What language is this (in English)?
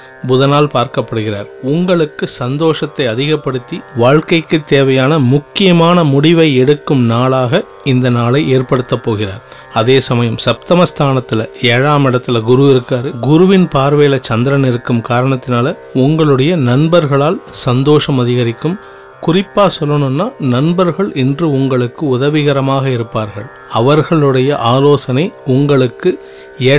Tamil